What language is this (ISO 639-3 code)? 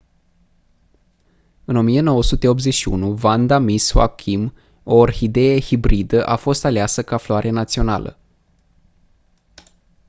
ron